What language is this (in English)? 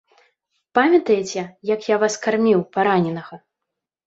Belarusian